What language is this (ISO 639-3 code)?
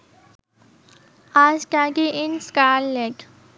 ben